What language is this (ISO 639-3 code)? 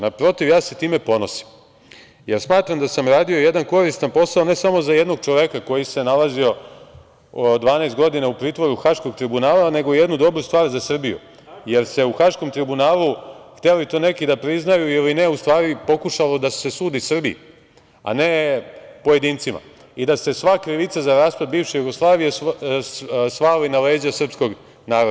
srp